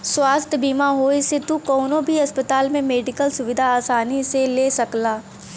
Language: Bhojpuri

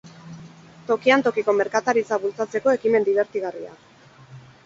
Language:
Basque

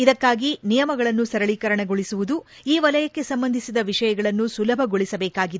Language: Kannada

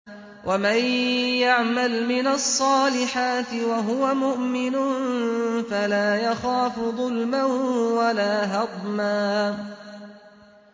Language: Arabic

